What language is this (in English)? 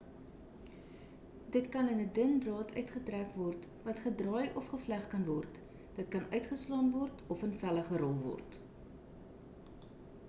Afrikaans